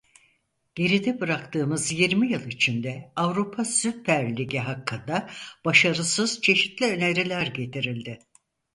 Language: Turkish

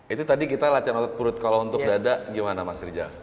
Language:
Indonesian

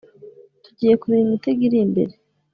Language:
Kinyarwanda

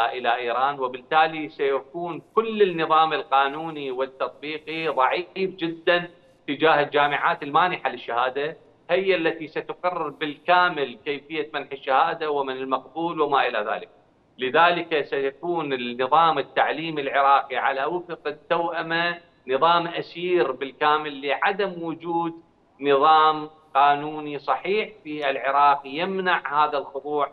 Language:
Arabic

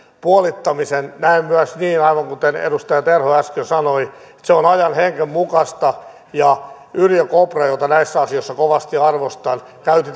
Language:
Finnish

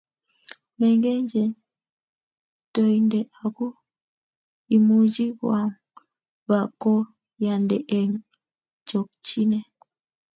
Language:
Kalenjin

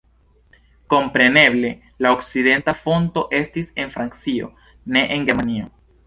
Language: Esperanto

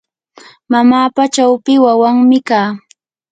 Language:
Yanahuanca Pasco Quechua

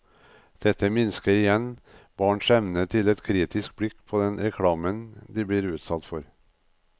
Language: Norwegian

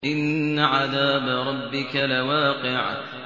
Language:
Arabic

